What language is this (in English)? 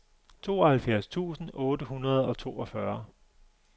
Danish